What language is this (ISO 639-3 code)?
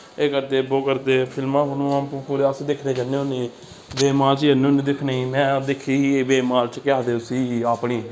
doi